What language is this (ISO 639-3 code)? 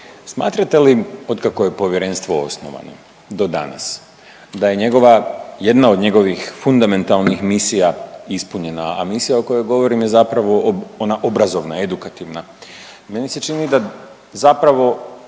hrv